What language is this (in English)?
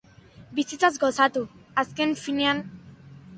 Basque